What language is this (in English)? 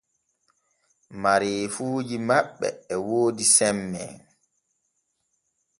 Borgu Fulfulde